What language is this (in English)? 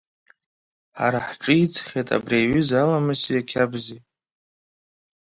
Abkhazian